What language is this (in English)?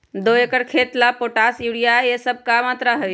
Magahi